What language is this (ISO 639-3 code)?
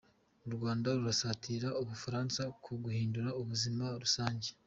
kin